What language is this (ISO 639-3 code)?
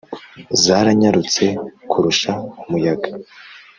kin